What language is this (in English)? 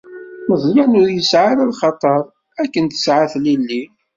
Kabyle